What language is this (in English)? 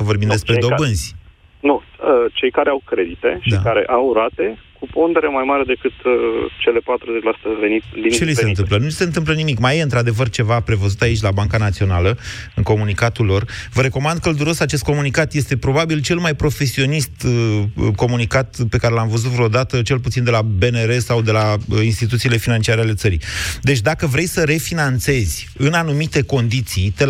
Romanian